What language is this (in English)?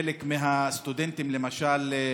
Hebrew